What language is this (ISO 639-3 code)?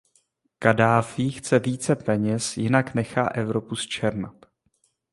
ces